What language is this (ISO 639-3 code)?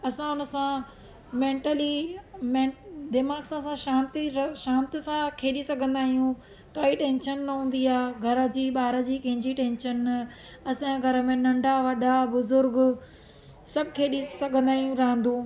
snd